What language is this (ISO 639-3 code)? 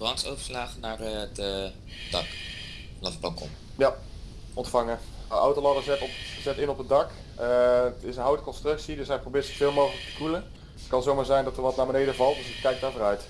nld